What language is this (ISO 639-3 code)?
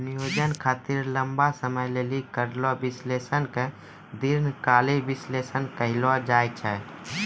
mai